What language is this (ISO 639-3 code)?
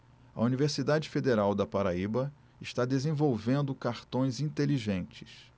por